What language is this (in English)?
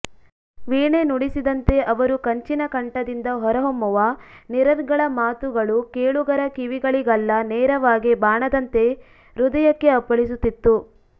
Kannada